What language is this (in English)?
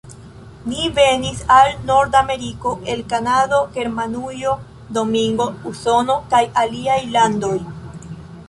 Esperanto